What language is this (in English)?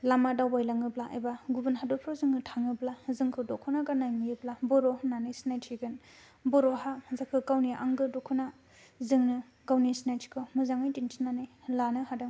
Bodo